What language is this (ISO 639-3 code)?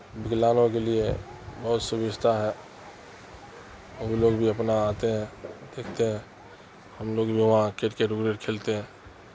urd